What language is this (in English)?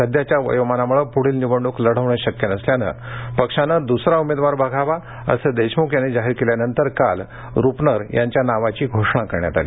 Marathi